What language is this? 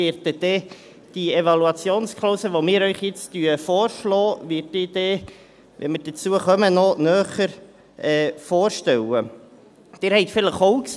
Swiss German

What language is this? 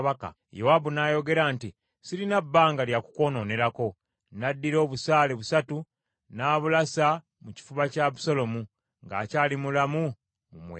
Ganda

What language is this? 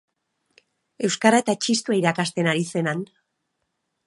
Basque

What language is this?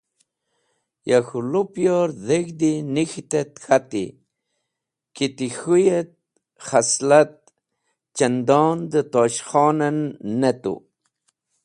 Wakhi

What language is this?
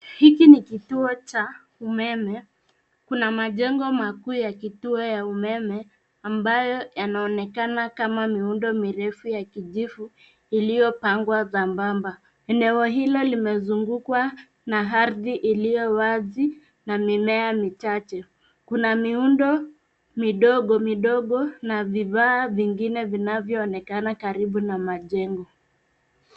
Swahili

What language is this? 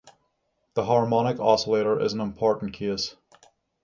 English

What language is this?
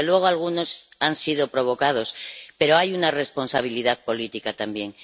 Spanish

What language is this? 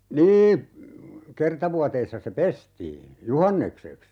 Finnish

